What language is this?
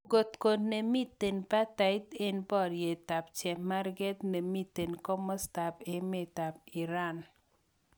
Kalenjin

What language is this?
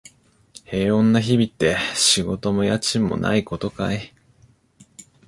Japanese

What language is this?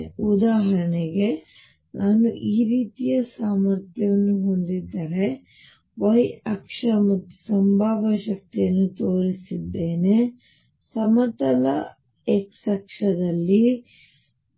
Kannada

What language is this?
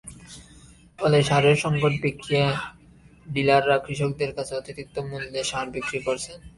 Bangla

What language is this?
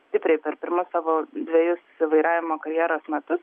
Lithuanian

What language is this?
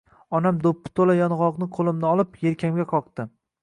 Uzbek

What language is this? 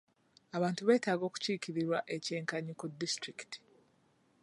Ganda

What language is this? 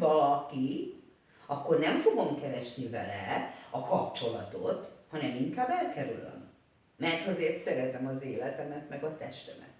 Hungarian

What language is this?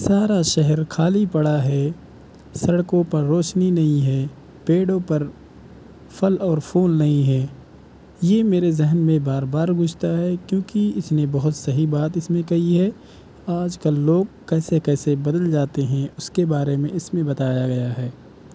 Urdu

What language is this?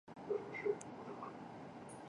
Chinese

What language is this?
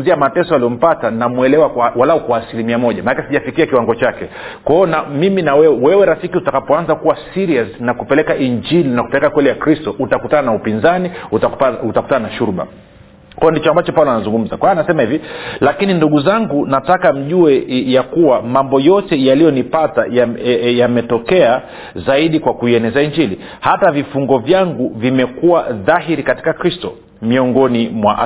Swahili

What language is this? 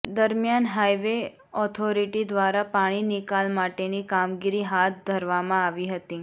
Gujarati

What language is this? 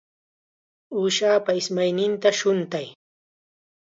Chiquián Ancash Quechua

